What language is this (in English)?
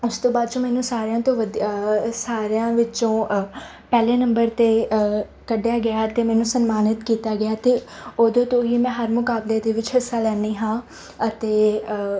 Punjabi